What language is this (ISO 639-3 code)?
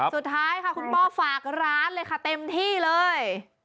tha